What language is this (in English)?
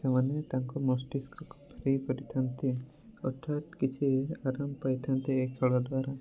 Odia